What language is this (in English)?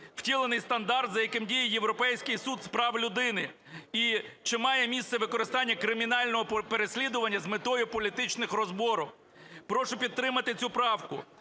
Ukrainian